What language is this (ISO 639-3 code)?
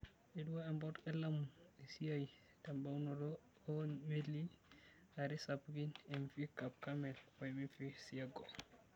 mas